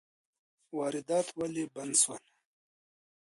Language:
Pashto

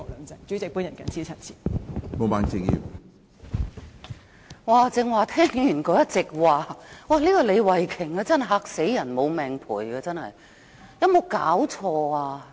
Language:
Cantonese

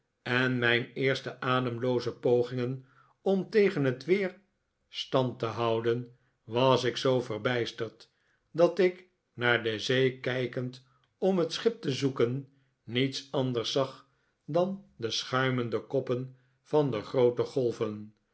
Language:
Dutch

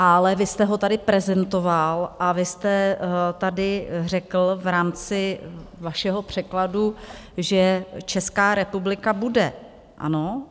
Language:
Czech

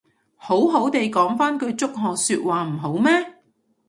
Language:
Cantonese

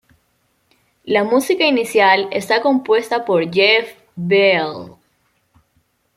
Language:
Spanish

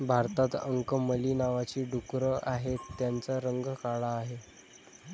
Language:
Marathi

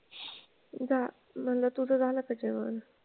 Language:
Marathi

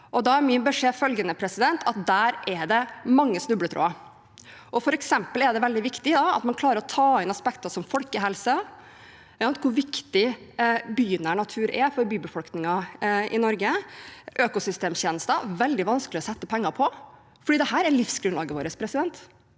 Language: Norwegian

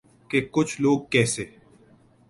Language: Urdu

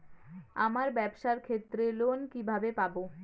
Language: Bangla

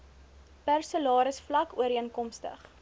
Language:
Afrikaans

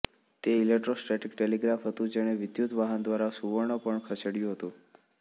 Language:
Gujarati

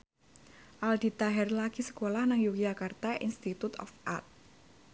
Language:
Javanese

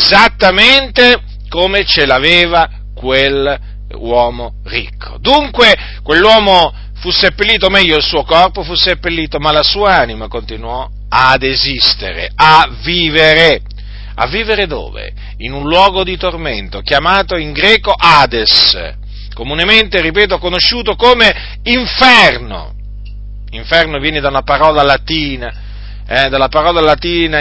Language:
Italian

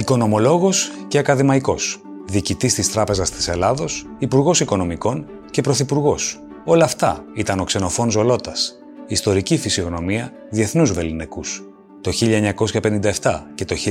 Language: Greek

